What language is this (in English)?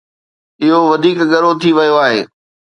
Sindhi